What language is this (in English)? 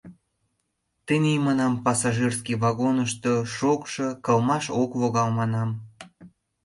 Mari